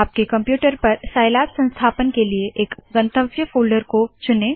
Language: Hindi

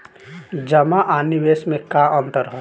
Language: Bhojpuri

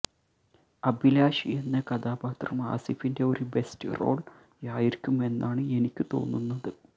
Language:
Malayalam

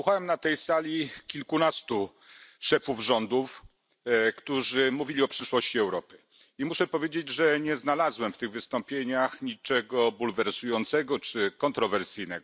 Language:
Polish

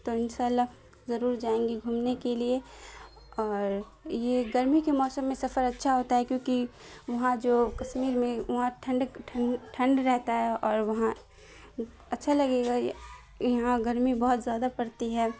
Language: Urdu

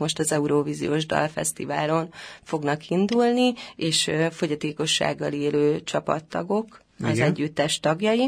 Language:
Hungarian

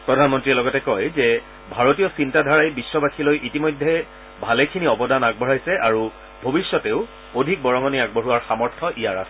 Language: Assamese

